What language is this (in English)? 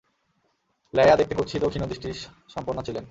Bangla